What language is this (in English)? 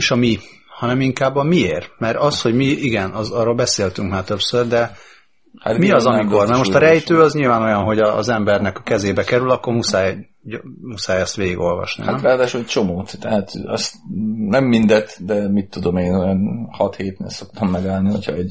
Hungarian